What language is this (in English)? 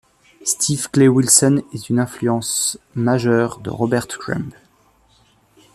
French